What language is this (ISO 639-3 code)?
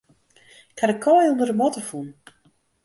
fry